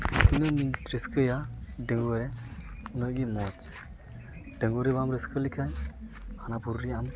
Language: Santali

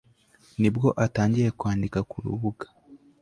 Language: Kinyarwanda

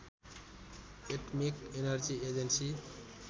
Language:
Nepali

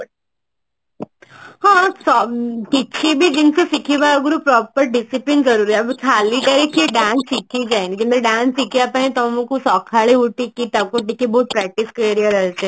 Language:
Odia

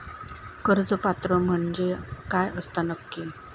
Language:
Marathi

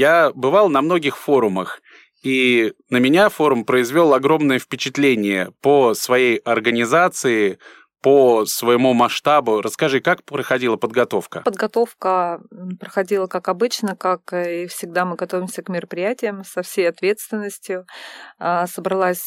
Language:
Russian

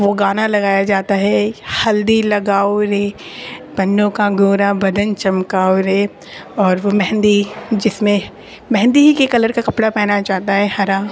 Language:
Urdu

